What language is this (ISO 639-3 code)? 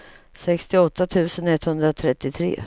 swe